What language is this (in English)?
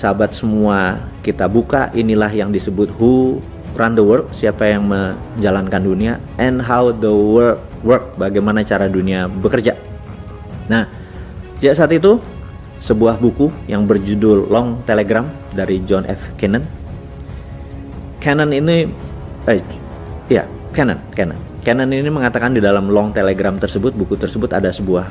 Indonesian